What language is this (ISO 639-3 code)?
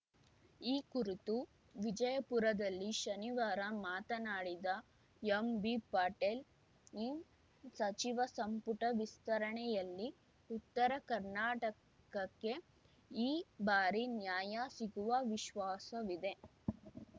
kan